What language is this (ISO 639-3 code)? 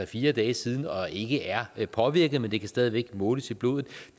dan